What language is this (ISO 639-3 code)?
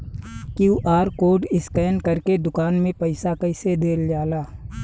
bho